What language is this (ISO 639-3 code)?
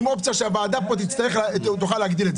heb